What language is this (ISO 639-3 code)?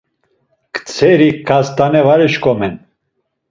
lzz